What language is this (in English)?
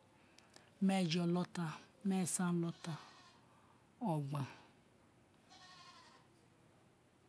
Isekiri